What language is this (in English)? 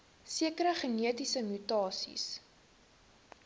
Afrikaans